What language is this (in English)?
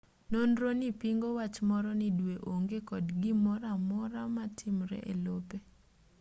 Luo (Kenya and Tanzania)